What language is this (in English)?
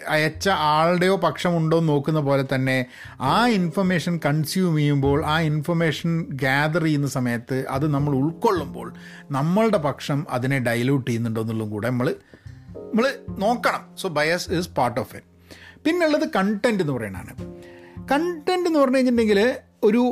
Malayalam